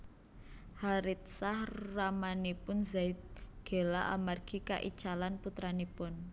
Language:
Javanese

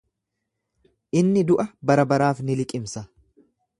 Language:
Oromo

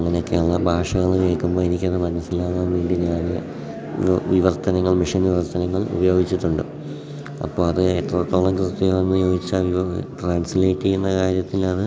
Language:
Malayalam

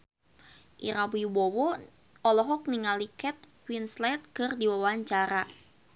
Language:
Sundanese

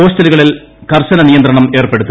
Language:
Malayalam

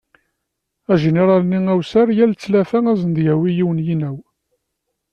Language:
Kabyle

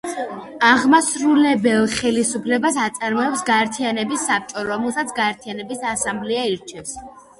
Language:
Georgian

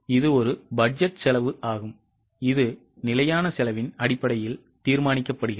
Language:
Tamil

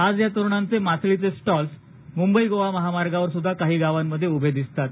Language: Marathi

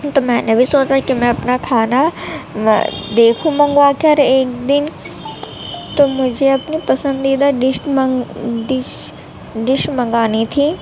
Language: Urdu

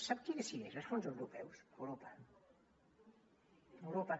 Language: Catalan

